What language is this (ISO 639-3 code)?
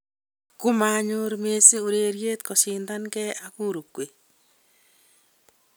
kln